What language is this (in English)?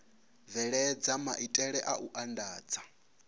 Venda